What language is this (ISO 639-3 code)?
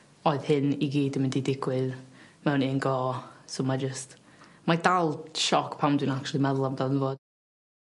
cym